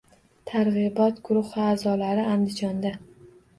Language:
Uzbek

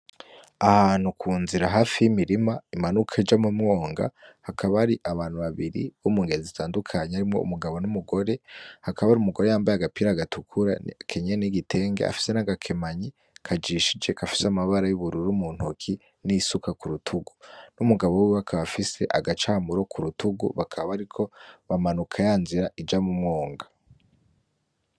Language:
Rundi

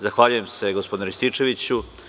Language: Serbian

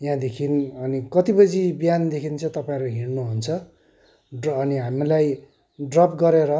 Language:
Nepali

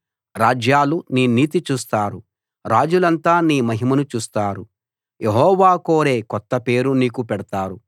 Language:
Telugu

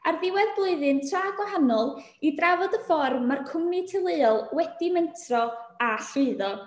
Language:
Welsh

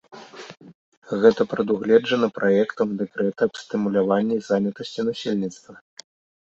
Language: Belarusian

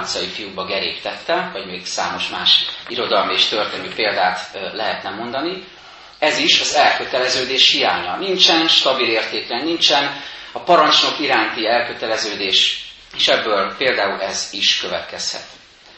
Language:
Hungarian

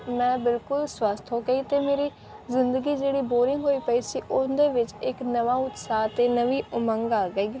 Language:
Punjabi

